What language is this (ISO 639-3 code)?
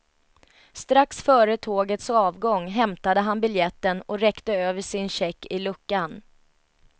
swe